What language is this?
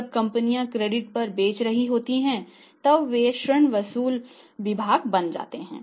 Hindi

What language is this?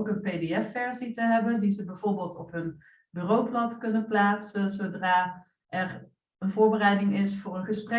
Dutch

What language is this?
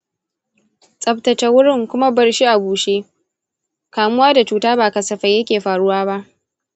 Hausa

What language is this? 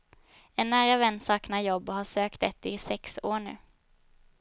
Swedish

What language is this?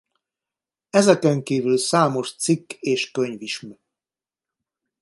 Hungarian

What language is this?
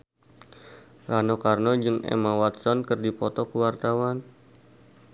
Sundanese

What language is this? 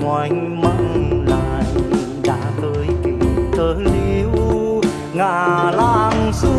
Vietnamese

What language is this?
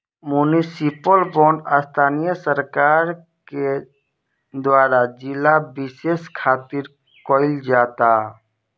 Bhojpuri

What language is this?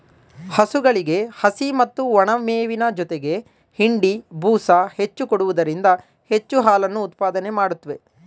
Kannada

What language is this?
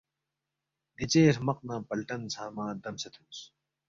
Balti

